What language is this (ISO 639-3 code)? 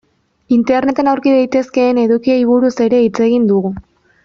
eus